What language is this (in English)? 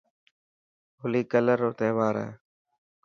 Dhatki